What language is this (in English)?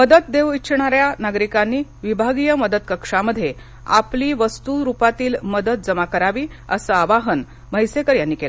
Marathi